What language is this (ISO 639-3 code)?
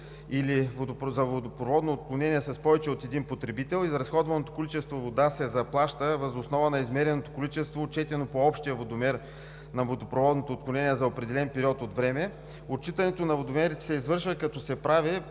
bul